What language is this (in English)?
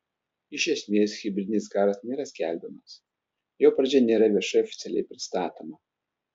Lithuanian